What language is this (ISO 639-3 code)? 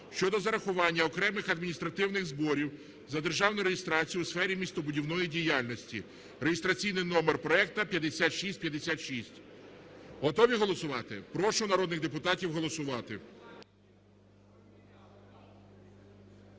ukr